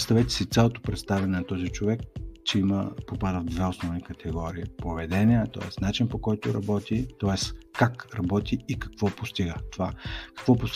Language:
Bulgarian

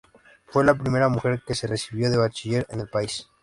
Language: Spanish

